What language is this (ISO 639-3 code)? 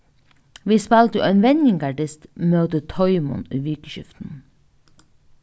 fao